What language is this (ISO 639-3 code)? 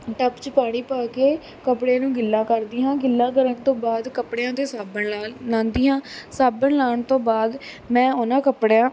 pan